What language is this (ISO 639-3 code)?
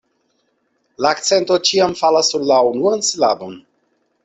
epo